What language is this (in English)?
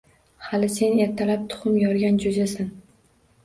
Uzbek